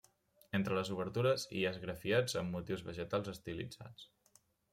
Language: Catalan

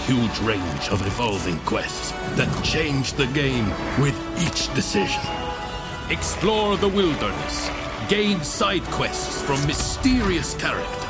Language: Dutch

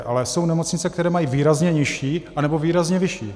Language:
Czech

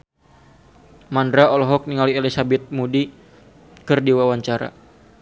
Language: Sundanese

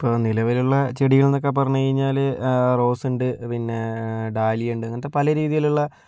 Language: Malayalam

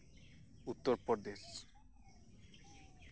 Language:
Santali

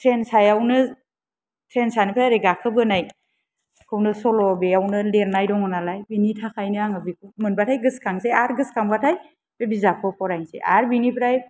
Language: Bodo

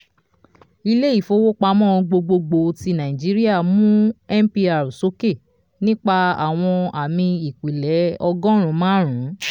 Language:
Yoruba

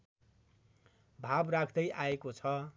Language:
Nepali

